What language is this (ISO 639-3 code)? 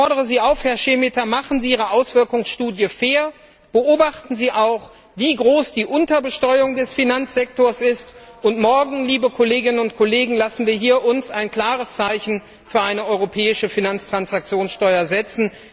deu